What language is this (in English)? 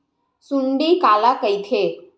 Chhattisgarhi